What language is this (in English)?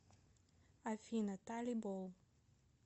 Russian